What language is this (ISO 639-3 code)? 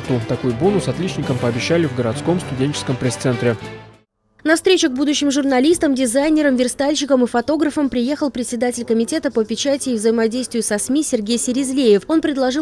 rus